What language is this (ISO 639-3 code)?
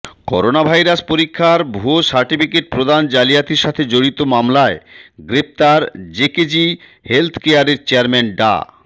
ben